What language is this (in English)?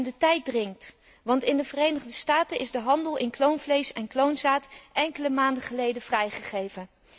Dutch